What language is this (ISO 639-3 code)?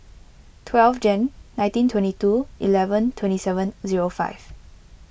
eng